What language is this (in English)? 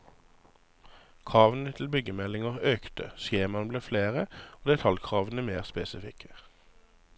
Norwegian